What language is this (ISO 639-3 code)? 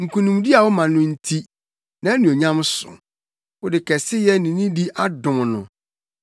aka